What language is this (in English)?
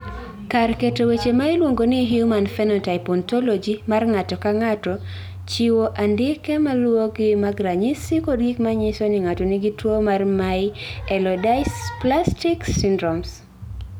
Luo (Kenya and Tanzania)